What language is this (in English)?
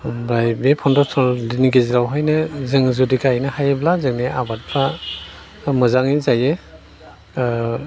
Bodo